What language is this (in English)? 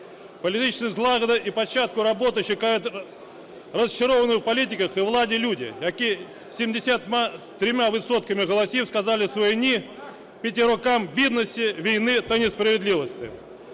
Ukrainian